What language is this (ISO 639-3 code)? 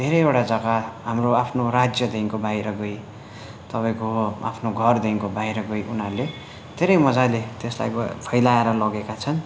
nep